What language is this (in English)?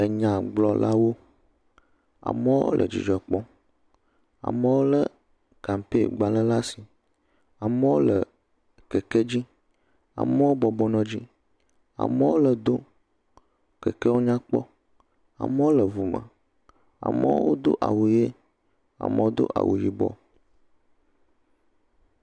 Ewe